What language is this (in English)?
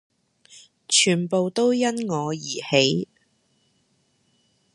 Cantonese